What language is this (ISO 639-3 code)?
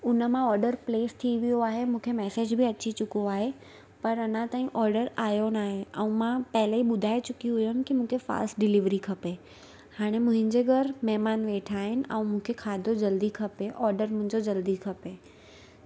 snd